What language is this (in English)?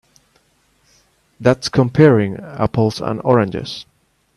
English